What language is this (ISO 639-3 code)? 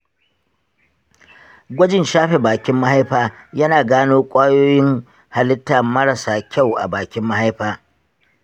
hau